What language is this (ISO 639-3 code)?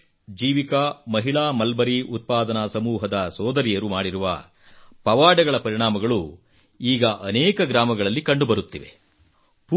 kan